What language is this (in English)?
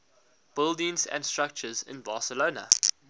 English